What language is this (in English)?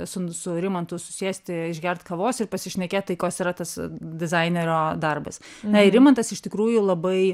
Lithuanian